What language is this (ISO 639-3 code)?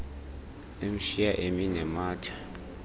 xho